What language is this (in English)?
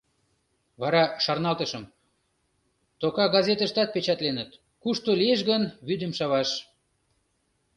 Mari